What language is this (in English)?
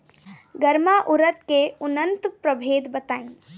Bhojpuri